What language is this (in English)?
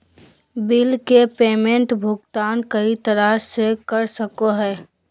Magahi